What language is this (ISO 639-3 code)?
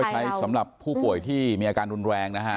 tha